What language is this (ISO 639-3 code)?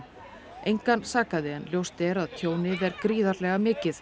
isl